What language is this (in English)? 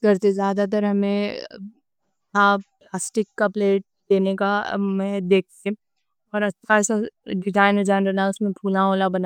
Deccan